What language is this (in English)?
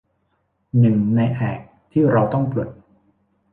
Thai